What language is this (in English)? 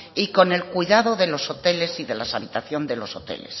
Spanish